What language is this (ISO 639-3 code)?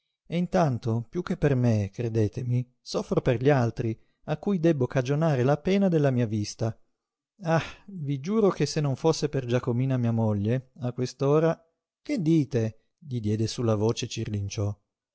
ita